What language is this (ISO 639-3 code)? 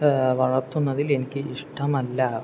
mal